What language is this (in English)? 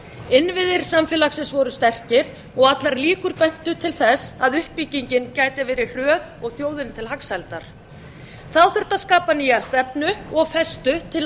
Icelandic